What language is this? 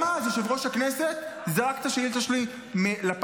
Hebrew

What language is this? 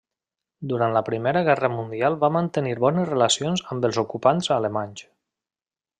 Catalan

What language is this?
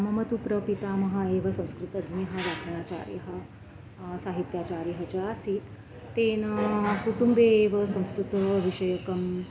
Sanskrit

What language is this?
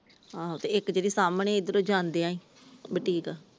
Punjabi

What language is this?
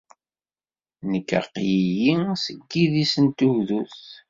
Kabyle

